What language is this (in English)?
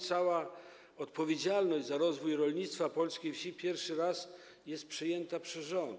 Polish